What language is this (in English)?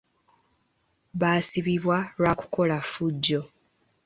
Ganda